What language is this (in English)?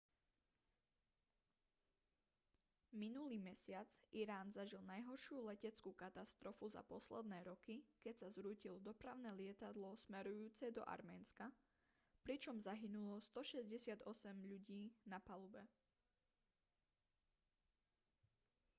Slovak